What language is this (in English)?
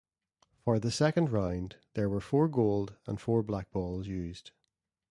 English